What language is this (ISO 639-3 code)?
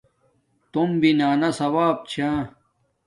dmk